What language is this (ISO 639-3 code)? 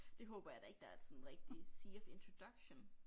dan